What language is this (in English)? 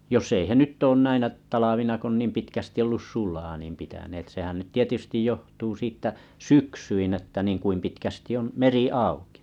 Finnish